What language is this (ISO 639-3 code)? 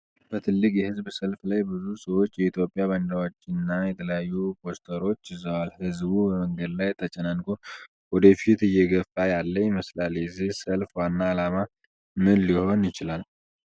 amh